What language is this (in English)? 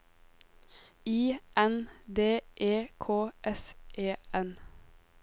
Norwegian